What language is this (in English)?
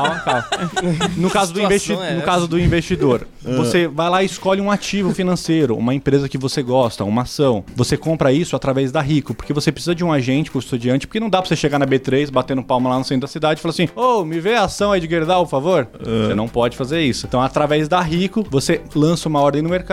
Portuguese